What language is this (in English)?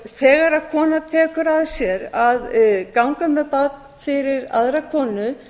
Icelandic